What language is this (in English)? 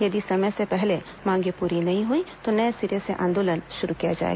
Hindi